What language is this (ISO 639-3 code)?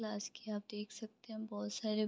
hin